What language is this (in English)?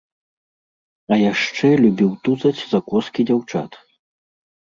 Belarusian